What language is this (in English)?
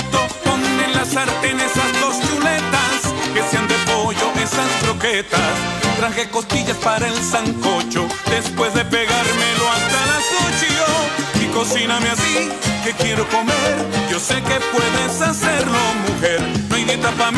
Spanish